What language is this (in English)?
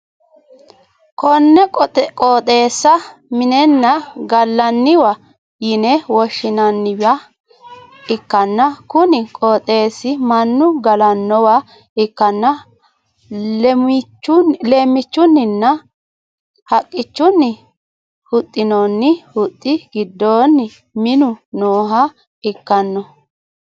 Sidamo